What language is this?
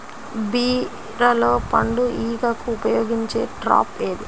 Telugu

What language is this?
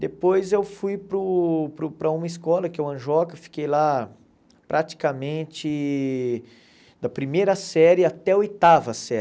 Portuguese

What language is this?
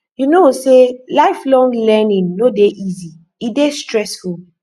Nigerian Pidgin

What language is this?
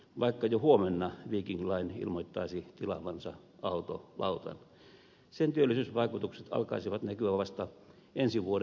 Finnish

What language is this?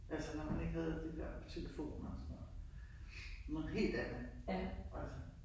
Danish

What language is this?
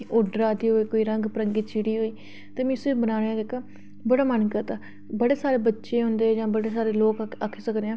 Dogri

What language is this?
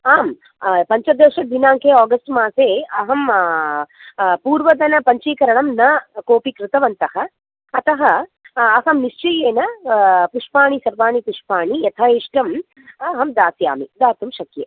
Sanskrit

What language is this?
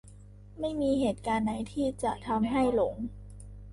Thai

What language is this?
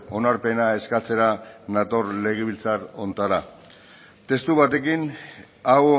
Basque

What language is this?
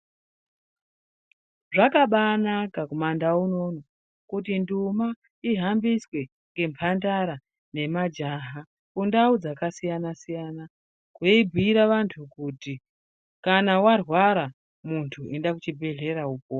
Ndau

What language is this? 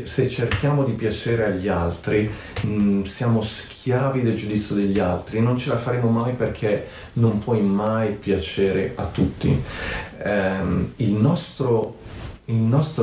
Italian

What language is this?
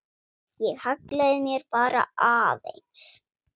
Icelandic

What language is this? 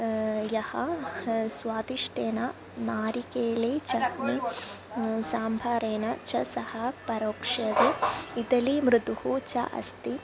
Sanskrit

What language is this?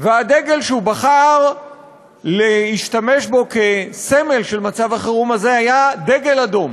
Hebrew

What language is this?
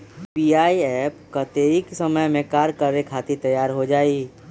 Magahi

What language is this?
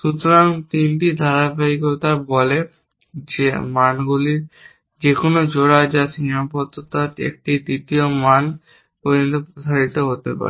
Bangla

